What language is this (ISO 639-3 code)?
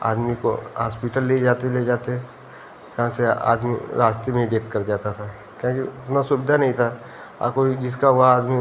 hin